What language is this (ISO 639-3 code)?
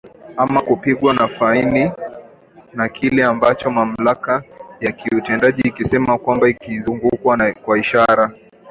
swa